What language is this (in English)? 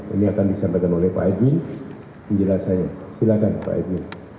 Indonesian